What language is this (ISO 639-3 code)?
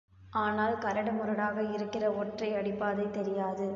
tam